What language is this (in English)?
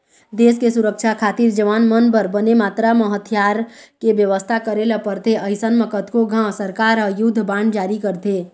Chhattisgarhi